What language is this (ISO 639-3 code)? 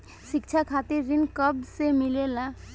bho